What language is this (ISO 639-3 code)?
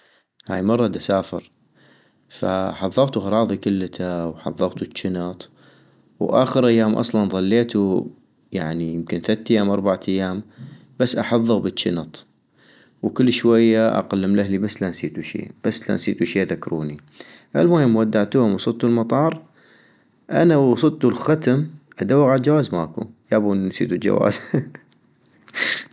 ayp